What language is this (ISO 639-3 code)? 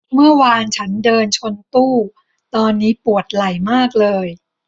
tha